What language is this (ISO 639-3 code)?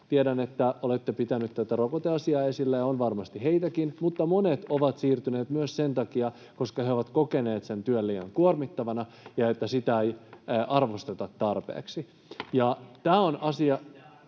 fin